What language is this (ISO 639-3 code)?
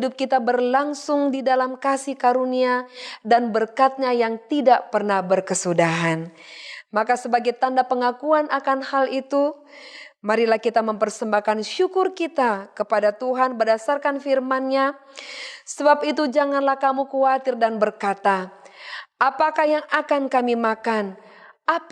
ind